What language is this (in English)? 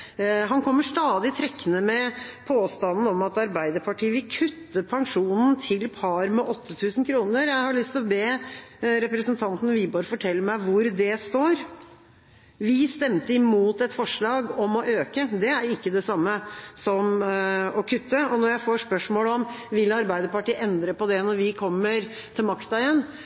Norwegian Bokmål